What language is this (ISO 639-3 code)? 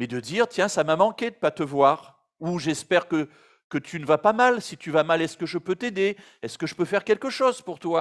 fra